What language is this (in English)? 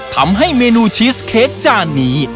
Thai